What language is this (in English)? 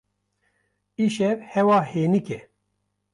Kurdish